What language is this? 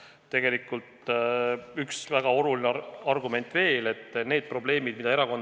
Estonian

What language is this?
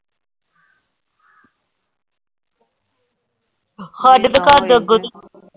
Punjabi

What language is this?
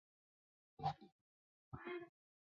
Chinese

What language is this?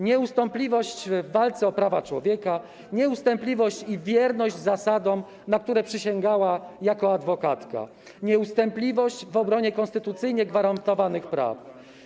Polish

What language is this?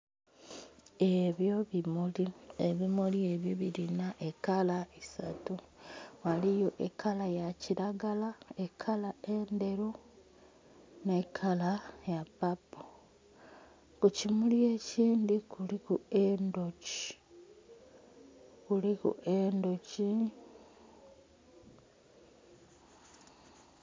Soga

